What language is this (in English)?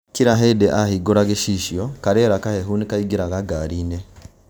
Kikuyu